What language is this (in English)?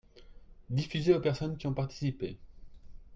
French